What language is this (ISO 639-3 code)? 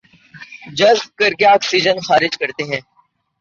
urd